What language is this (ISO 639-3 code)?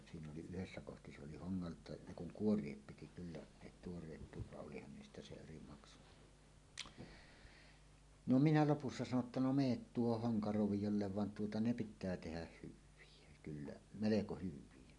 fin